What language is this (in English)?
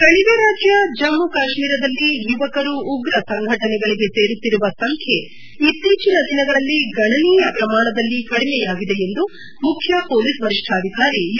Kannada